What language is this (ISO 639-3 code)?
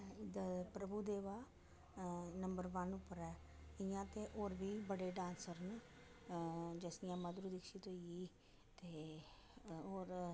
doi